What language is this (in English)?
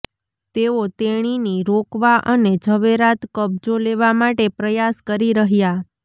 Gujarati